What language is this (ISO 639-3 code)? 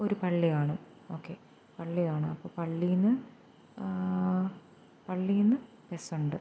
mal